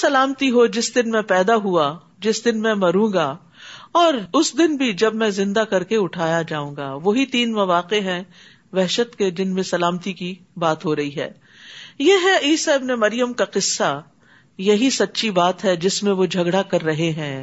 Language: Urdu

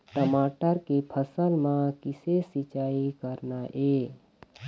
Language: Chhattisgarhi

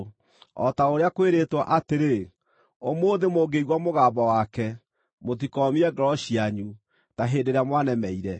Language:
Kikuyu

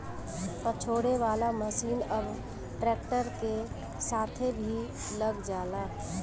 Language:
Bhojpuri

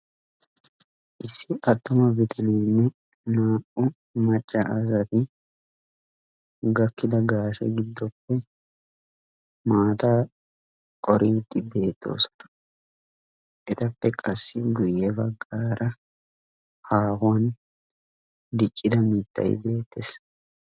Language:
Wolaytta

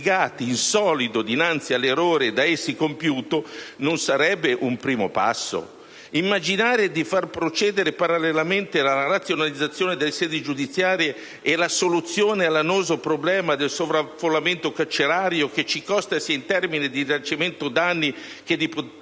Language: Italian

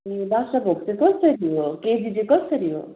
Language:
Nepali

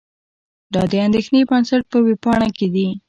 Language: Pashto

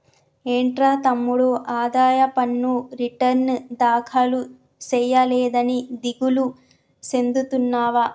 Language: Telugu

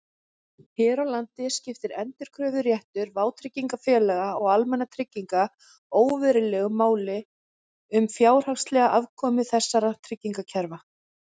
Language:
Icelandic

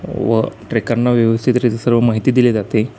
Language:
Marathi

